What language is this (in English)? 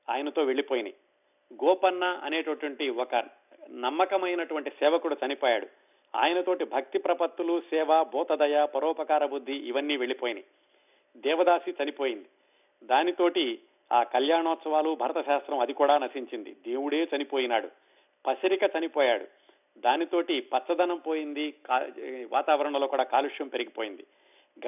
Telugu